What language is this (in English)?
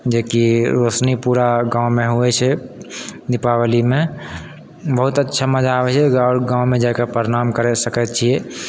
Maithili